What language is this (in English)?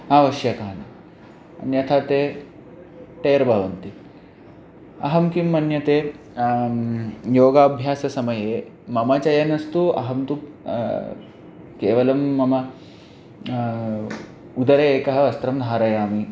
Sanskrit